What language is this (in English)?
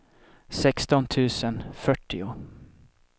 Swedish